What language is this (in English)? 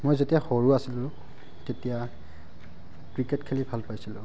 Assamese